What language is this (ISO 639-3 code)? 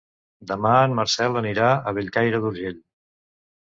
cat